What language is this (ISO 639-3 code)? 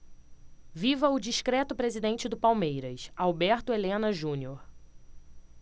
por